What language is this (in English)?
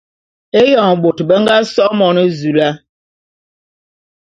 Bulu